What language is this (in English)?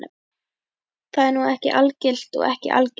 Icelandic